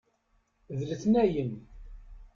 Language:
Kabyle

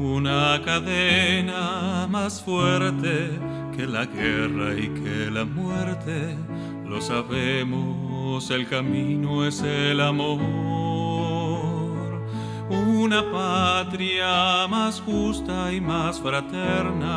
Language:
Spanish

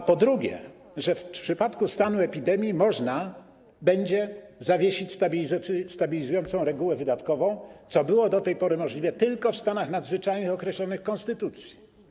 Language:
Polish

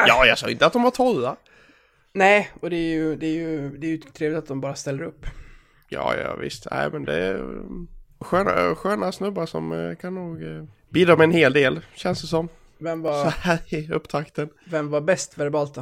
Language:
Swedish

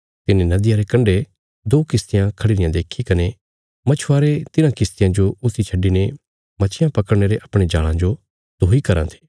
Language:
Bilaspuri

